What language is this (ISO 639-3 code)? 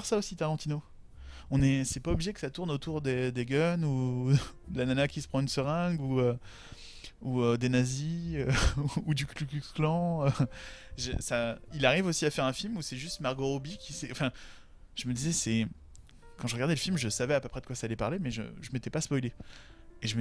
fra